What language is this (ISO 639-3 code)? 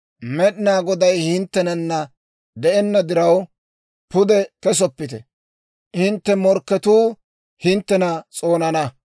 dwr